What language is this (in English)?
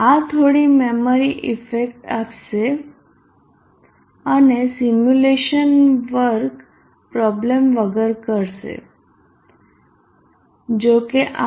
Gujarati